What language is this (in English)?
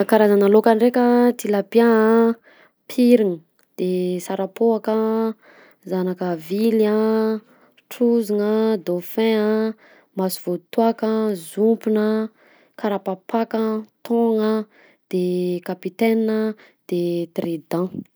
Southern Betsimisaraka Malagasy